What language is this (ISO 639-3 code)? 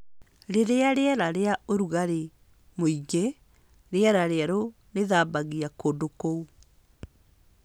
kik